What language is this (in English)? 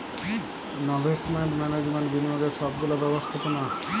Bangla